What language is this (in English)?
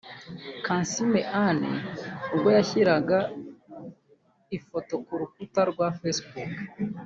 Kinyarwanda